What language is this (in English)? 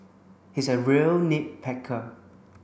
English